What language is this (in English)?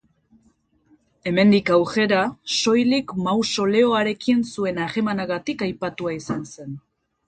Basque